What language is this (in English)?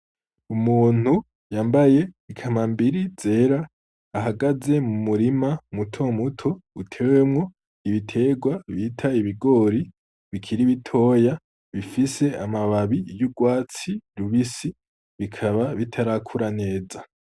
Rundi